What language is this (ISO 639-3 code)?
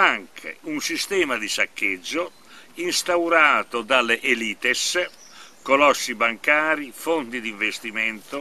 ita